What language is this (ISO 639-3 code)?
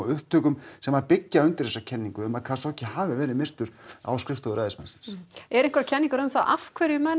isl